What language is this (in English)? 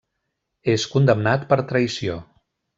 Catalan